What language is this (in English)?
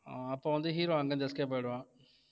Tamil